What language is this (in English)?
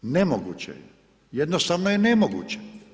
Croatian